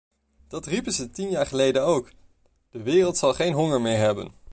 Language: Dutch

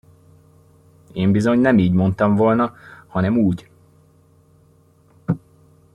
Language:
Hungarian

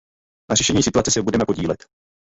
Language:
Czech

